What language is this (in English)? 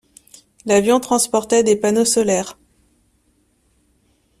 French